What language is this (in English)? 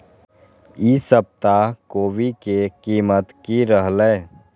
Magahi